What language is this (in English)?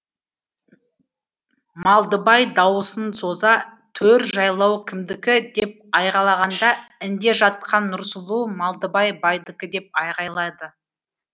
Kazakh